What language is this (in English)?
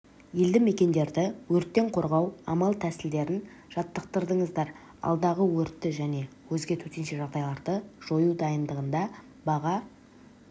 Kazakh